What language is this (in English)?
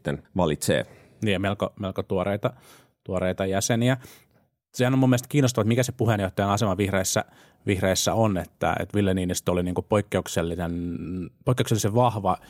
Finnish